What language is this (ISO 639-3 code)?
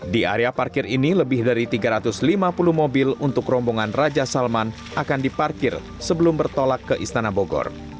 ind